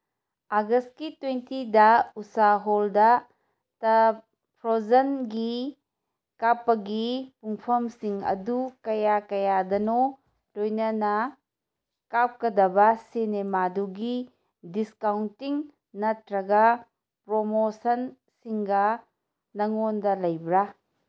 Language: Manipuri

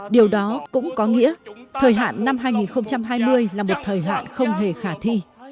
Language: Vietnamese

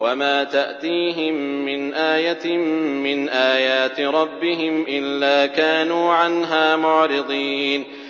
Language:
Arabic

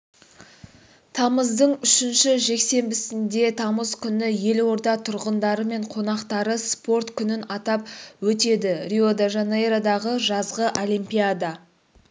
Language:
Kazakh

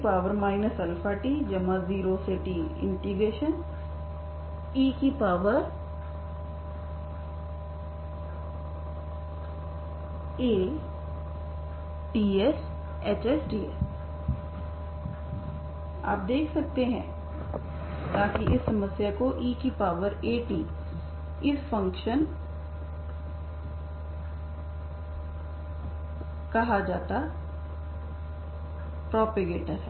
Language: Hindi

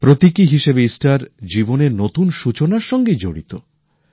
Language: Bangla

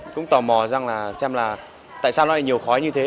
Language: Vietnamese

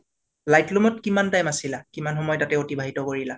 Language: Assamese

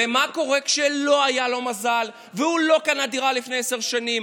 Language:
Hebrew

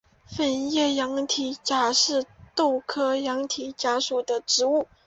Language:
Chinese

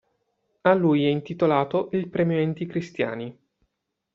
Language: Italian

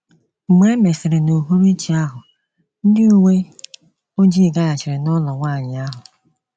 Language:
Igbo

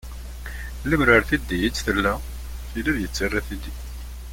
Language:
Kabyle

